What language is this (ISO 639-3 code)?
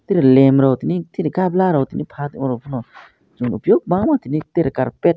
trp